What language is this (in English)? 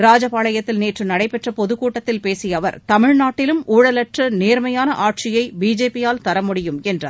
Tamil